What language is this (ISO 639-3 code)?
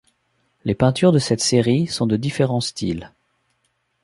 fra